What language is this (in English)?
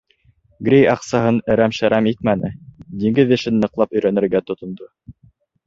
Bashkir